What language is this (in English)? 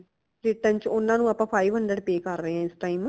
Punjabi